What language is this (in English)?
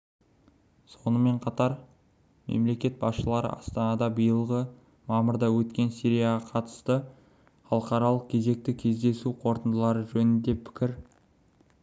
Kazakh